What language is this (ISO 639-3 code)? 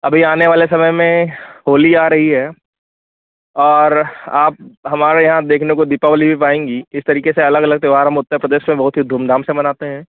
hin